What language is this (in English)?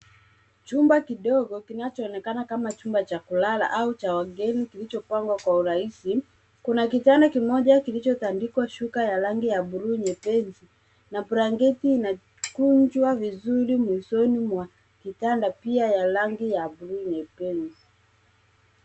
Swahili